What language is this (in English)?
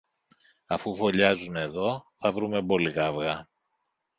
Greek